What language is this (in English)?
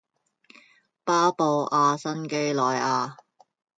Cantonese